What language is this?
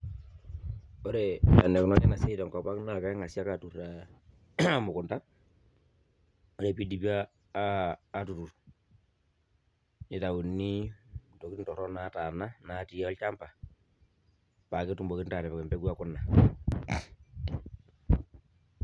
Masai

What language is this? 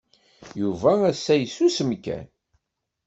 Kabyle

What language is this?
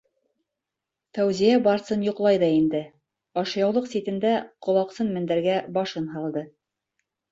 Bashkir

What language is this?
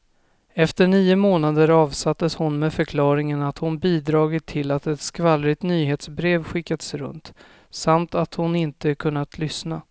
Swedish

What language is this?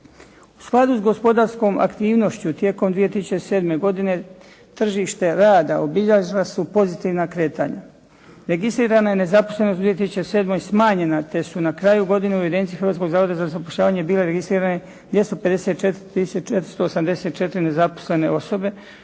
Croatian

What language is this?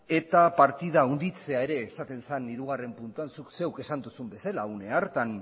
Basque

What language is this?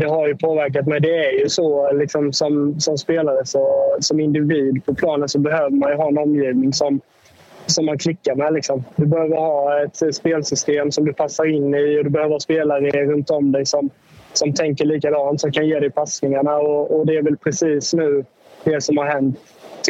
Swedish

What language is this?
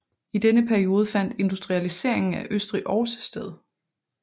Danish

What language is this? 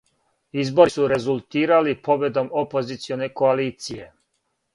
Serbian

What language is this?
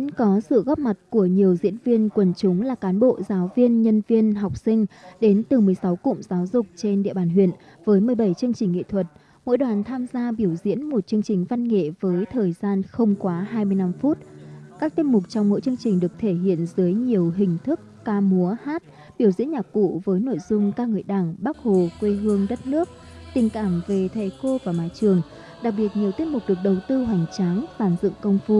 Vietnamese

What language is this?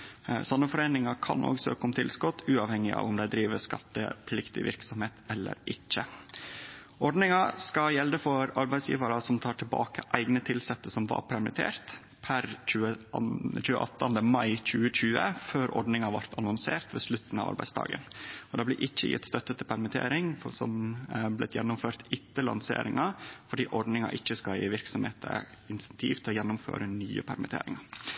Norwegian Nynorsk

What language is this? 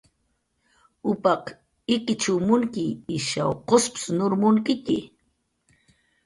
Jaqaru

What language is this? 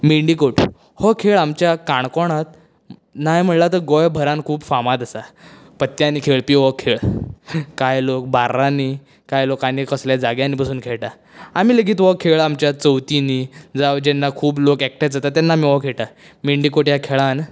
Konkani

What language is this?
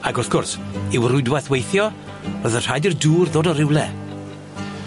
Welsh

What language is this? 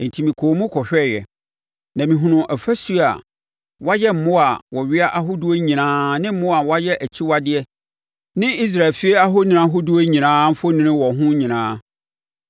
Akan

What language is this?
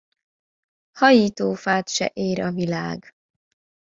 Hungarian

